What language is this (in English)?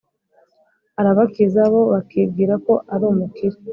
Kinyarwanda